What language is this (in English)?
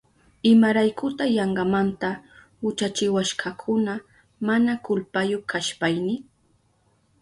Southern Pastaza Quechua